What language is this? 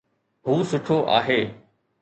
Sindhi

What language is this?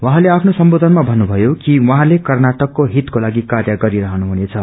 Nepali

